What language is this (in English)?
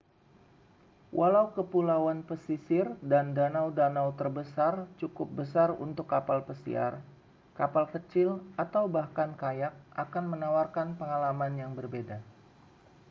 Indonesian